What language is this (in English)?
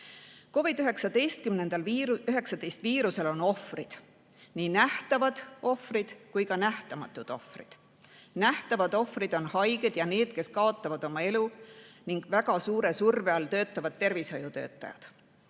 Estonian